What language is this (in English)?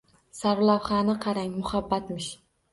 Uzbek